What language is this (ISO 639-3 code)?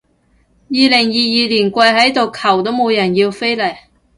yue